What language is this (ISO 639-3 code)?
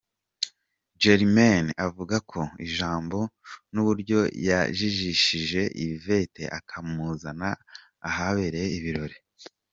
kin